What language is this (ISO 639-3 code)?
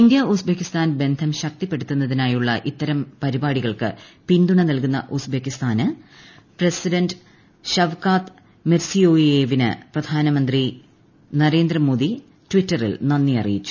mal